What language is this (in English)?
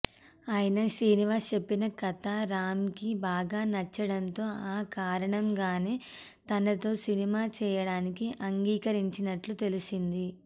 Telugu